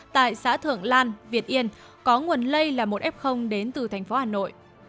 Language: Vietnamese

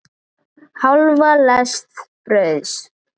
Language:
Icelandic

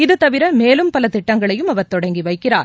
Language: Tamil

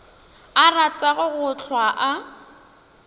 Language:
Northern Sotho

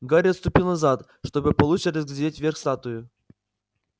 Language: Russian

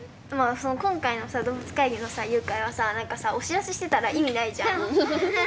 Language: Japanese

